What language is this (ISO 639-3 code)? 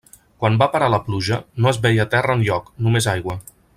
cat